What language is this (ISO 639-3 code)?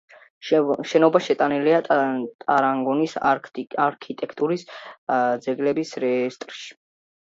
kat